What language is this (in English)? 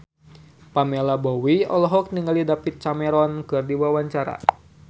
Sundanese